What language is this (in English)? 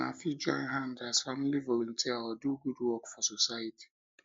Nigerian Pidgin